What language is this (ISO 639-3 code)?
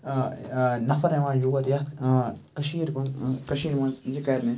kas